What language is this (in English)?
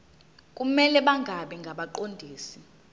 Zulu